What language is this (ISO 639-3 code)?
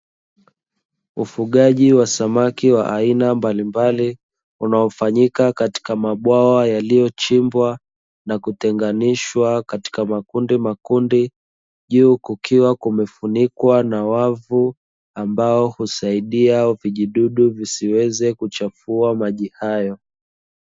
swa